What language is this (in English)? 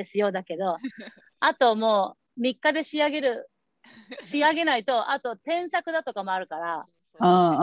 Japanese